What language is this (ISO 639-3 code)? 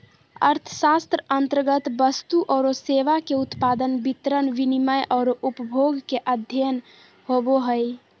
mag